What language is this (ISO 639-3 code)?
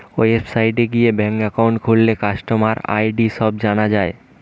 ben